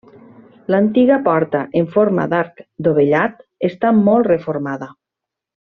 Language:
Catalan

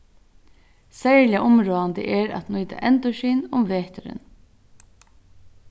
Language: Faroese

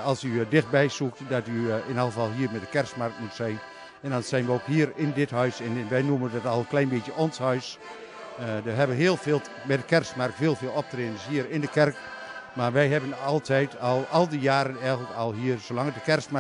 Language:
Dutch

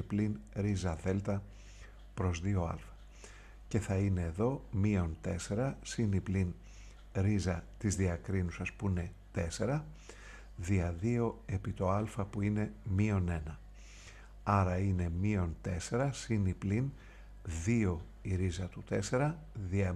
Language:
Greek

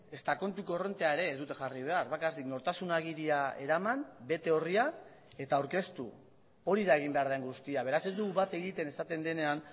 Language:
Basque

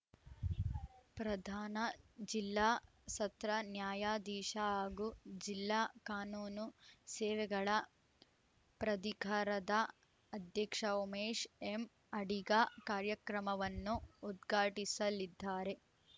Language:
Kannada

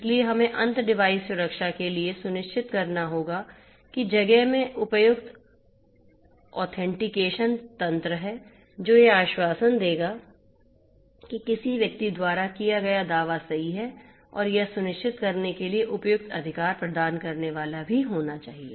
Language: Hindi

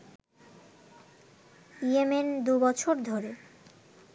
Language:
Bangla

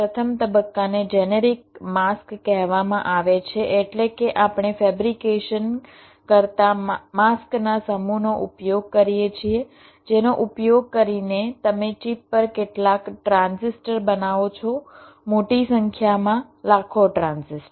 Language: Gujarati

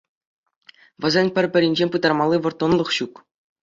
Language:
Chuvash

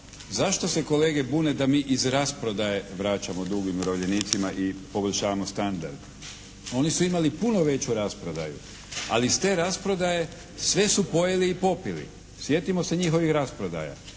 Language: Croatian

